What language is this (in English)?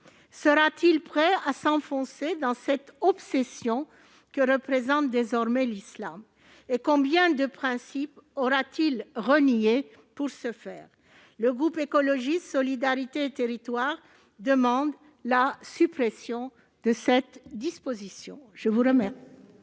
French